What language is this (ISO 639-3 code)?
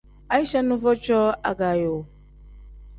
kdh